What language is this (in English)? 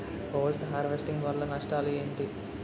Telugu